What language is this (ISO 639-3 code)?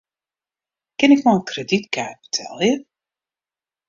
fry